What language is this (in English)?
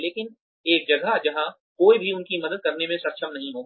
Hindi